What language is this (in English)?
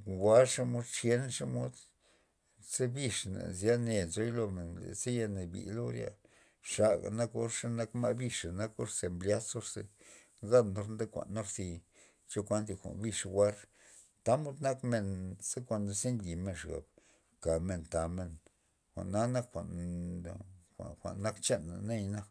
Loxicha Zapotec